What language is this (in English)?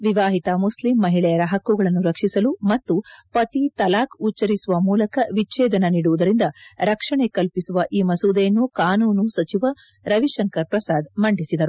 Kannada